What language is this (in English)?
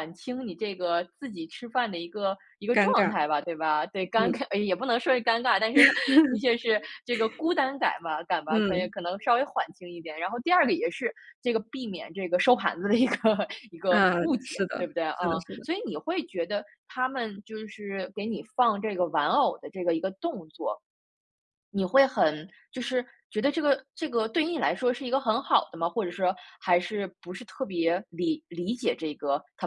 Chinese